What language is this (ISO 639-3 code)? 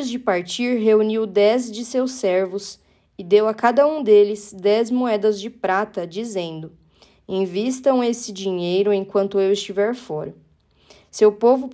por